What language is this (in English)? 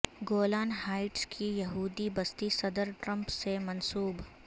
Urdu